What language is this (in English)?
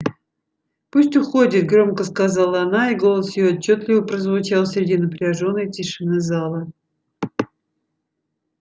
Russian